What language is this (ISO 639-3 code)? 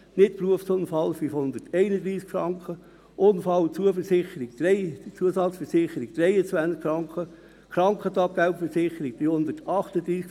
gsw